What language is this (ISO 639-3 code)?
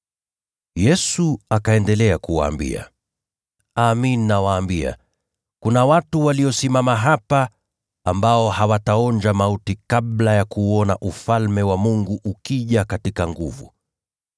swa